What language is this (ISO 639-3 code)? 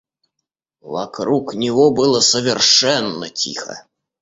rus